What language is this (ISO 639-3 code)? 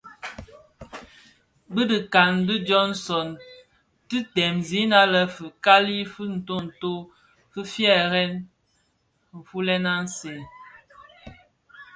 ksf